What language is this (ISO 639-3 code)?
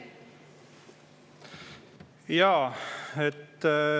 est